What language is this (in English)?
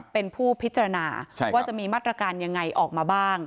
Thai